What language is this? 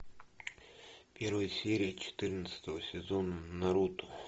Russian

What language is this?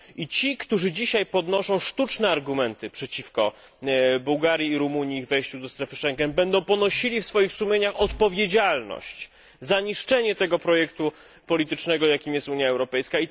Polish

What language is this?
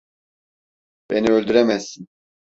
Turkish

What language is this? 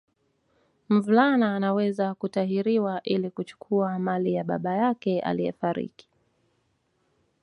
Swahili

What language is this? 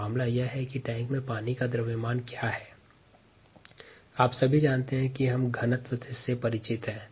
Hindi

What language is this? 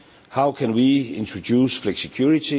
English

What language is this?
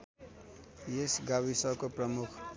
Nepali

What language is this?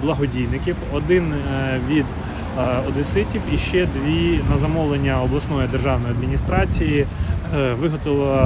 Ukrainian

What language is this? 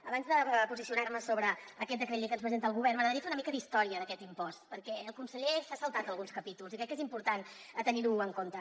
Catalan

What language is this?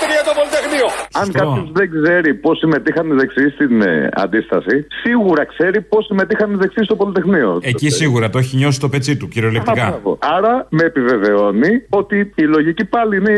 Greek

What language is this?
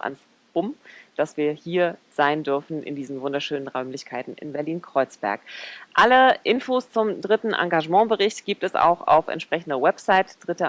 German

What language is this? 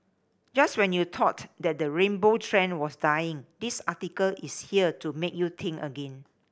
English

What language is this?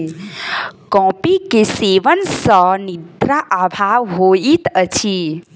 Maithili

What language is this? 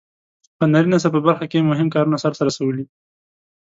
Pashto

